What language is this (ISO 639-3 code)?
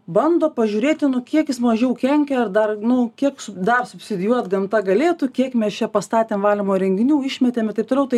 lit